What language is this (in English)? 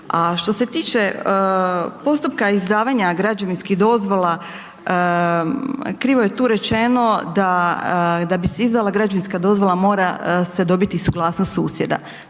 Croatian